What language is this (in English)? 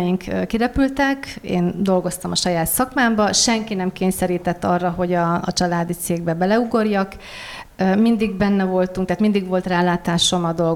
Hungarian